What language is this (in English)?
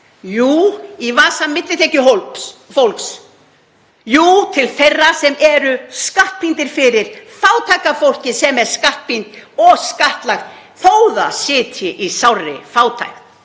Icelandic